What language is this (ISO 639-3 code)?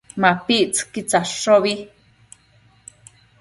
mcf